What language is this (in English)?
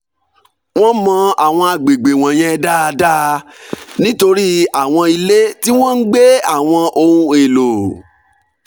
Yoruba